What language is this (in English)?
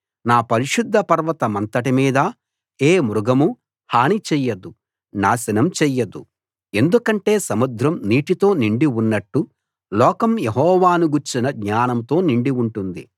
Telugu